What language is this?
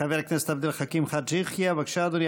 Hebrew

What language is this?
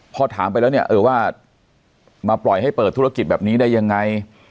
Thai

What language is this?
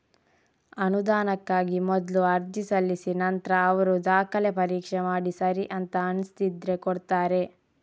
Kannada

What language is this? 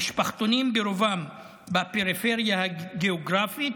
Hebrew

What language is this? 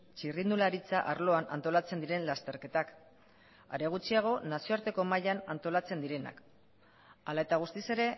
Basque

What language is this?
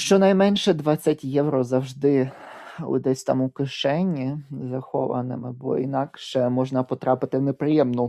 Ukrainian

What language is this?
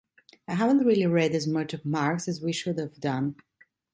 English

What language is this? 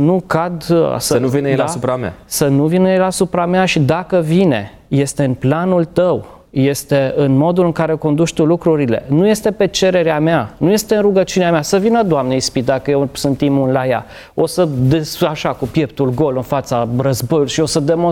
Romanian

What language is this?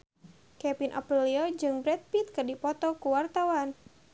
Sundanese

